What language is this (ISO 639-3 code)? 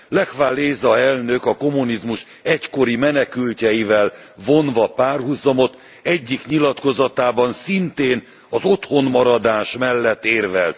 hun